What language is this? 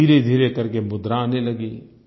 Hindi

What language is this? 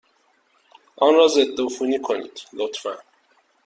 Persian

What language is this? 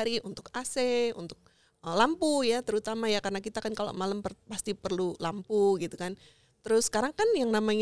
Indonesian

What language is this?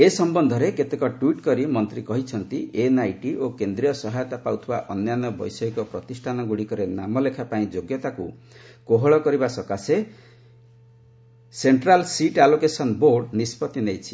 Odia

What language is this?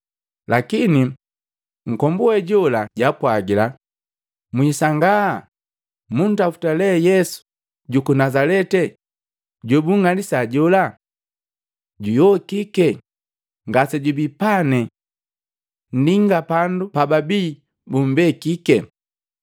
Matengo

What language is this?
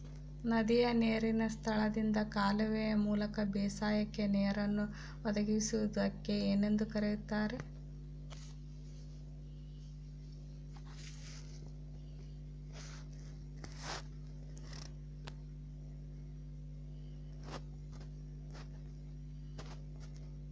Kannada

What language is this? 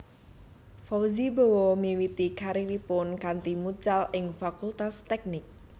Javanese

